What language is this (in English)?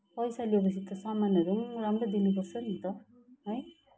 Nepali